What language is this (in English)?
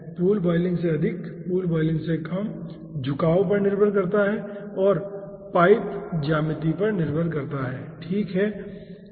Hindi